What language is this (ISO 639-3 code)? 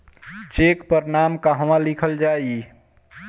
bho